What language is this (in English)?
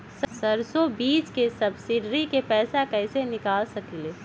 Magahi